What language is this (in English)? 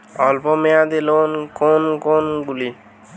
Bangla